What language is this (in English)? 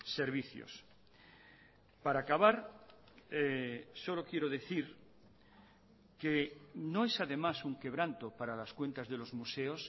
Spanish